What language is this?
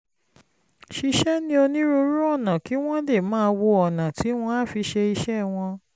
Yoruba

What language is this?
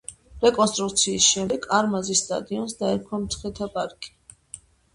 Georgian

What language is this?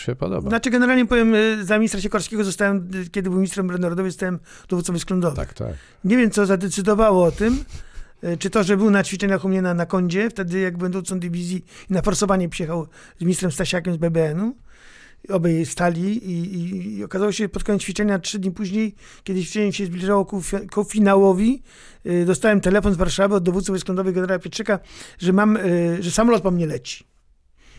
Polish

